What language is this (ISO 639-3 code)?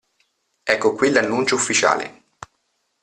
ita